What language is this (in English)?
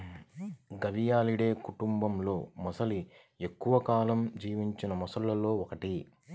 Telugu